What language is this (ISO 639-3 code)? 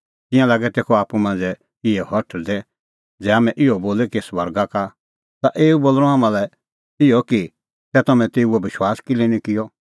kfx